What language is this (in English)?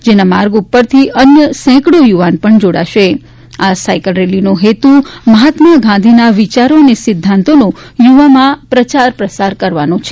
Gujarati